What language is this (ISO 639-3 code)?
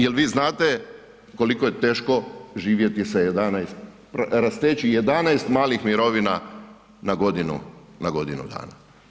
hrv